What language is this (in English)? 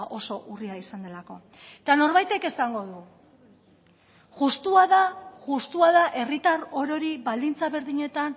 Basque